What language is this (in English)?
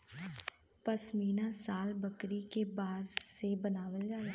Bhojpuri